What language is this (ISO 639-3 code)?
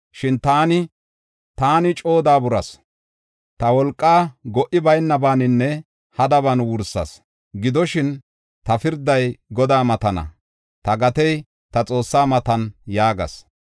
gof